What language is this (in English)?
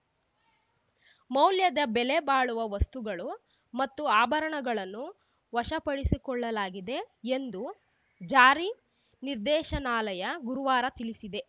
Kannada